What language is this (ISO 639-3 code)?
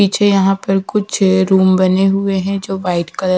hin